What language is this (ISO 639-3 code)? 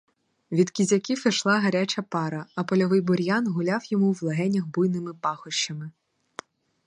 ukr